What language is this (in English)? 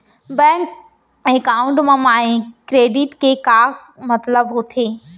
Chhattisgarhi